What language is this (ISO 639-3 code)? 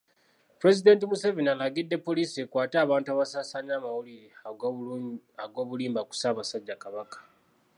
lug